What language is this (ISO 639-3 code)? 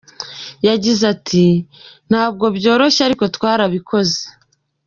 kin